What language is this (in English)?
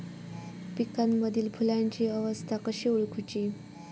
Marathi